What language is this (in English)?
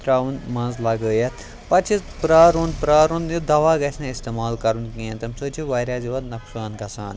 Kashmiri